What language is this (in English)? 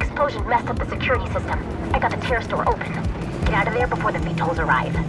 English